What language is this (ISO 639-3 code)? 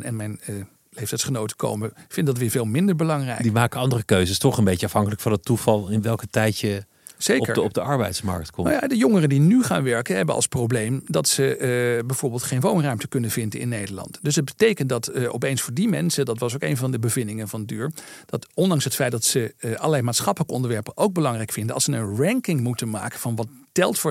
nld